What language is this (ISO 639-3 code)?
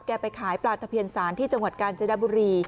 tha